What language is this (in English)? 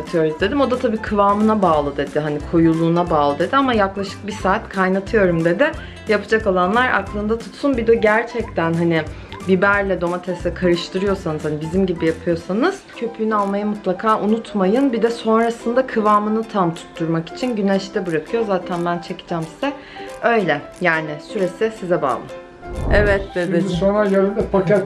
Turkish